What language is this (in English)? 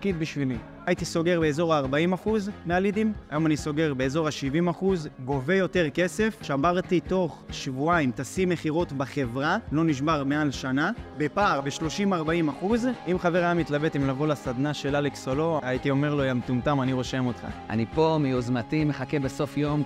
Hebrew